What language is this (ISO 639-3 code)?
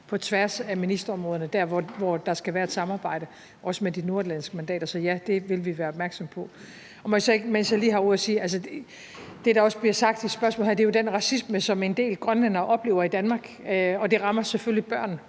dan